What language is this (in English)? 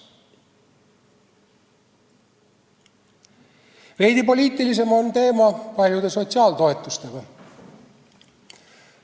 Estonian